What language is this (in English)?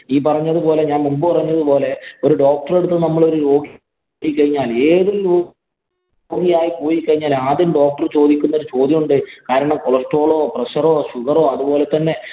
Malayalam